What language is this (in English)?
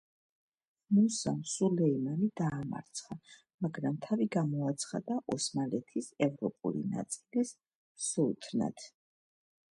Georgian